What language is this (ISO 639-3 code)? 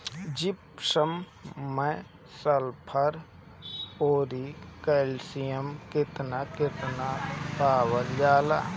bho